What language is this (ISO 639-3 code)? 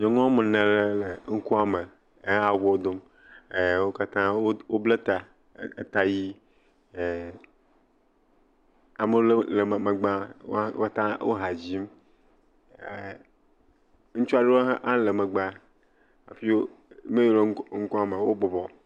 ewe